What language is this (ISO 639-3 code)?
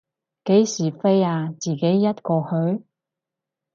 yue